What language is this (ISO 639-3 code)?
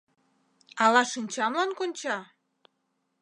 chm